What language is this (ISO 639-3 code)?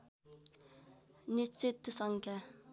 nep